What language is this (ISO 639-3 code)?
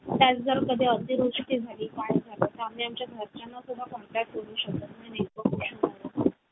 mar